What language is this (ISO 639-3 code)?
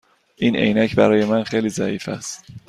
fas